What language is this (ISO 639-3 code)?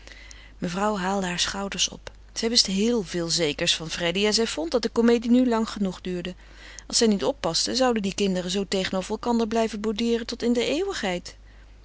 nld